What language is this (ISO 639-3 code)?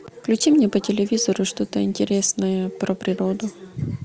rus